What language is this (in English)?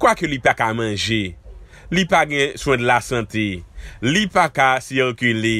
French